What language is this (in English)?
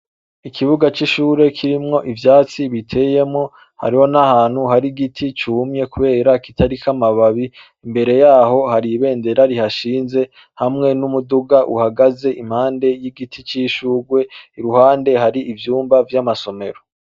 Rundi